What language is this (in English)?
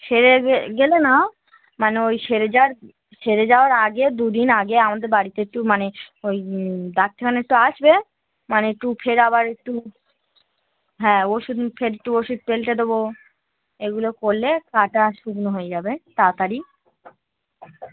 Bangla